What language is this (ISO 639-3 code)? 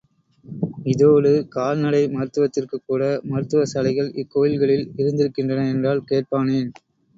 tam